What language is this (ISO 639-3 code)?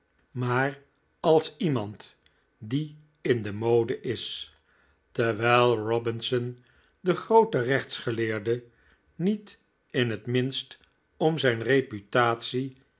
nld